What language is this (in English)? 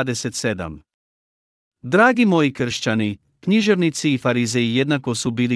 Croatian